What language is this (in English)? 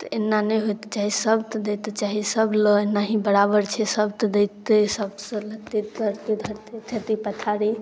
Maithili